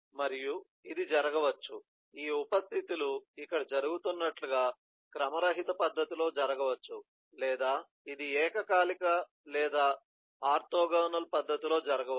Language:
Telugu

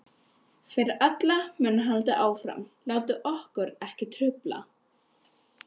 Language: Icelandic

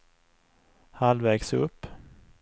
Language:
Swedish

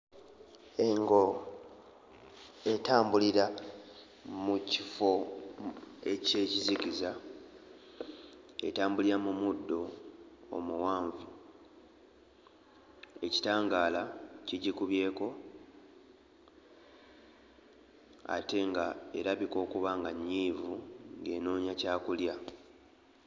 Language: Ganda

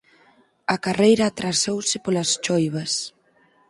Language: Galician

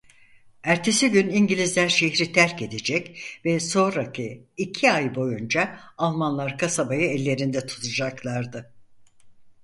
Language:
Turkish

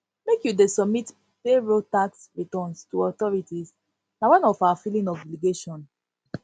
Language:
Nigerian Pidgin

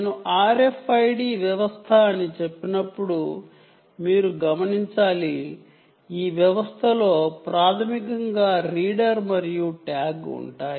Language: Telugu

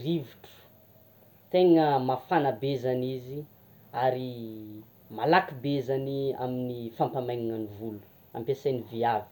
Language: Tsimihety Malagasy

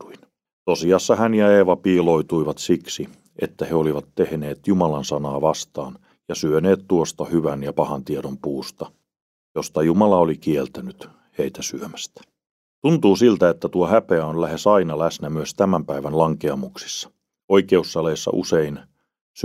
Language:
Finnish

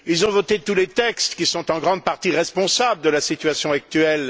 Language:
French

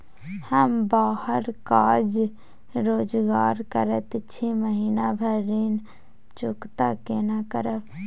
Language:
Maithili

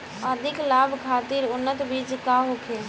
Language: Bhojpuri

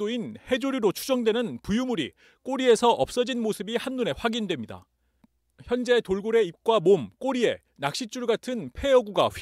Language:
Korean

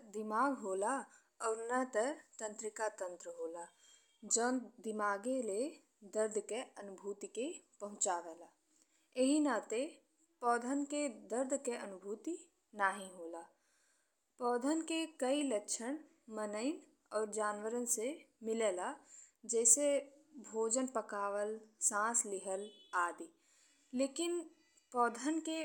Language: Bhojpuri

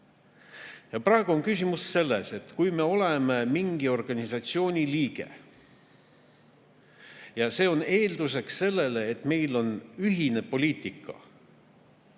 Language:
Estonian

